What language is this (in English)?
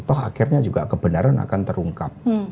Indonesian